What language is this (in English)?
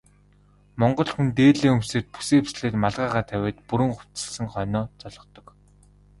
Mongolian